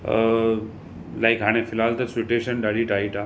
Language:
Sindhi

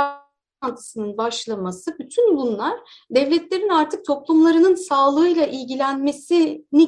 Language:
Turkish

